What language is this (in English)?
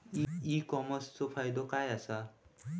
Marathi